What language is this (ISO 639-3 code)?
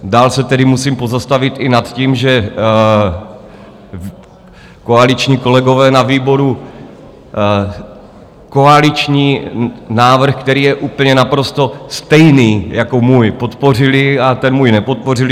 ces